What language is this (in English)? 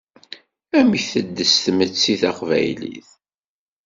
Kabyle